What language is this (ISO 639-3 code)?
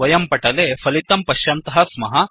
san